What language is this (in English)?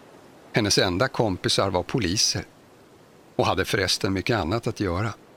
Swedish